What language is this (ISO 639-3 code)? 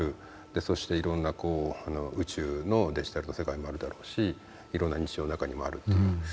jpn